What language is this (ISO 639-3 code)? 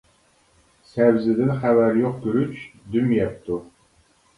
uig